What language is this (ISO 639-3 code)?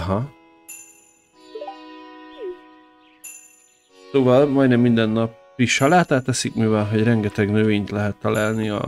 hun